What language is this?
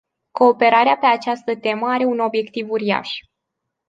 Romanian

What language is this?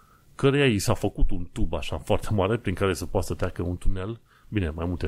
Romanian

